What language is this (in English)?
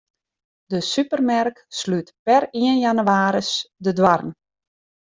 Western Frisian